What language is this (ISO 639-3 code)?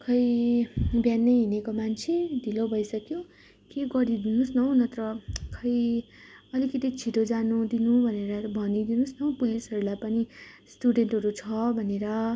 nep